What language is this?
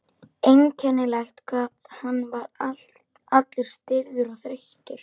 Icelandic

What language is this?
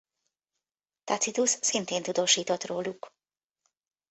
Hungarian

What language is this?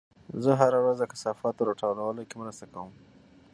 Pashto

